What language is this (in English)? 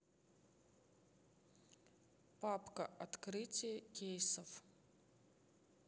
Russian